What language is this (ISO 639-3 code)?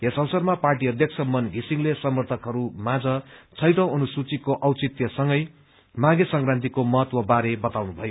nep